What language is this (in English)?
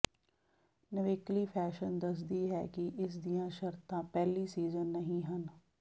Punjabi